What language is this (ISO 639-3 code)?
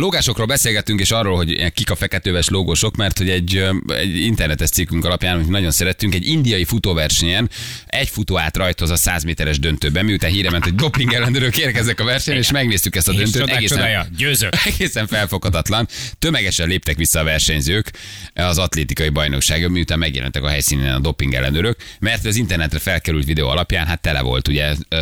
hun